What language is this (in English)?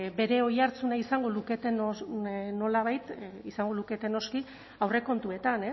Basque